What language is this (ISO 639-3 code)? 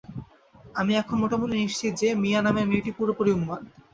ben